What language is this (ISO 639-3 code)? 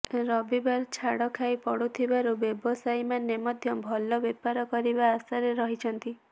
ori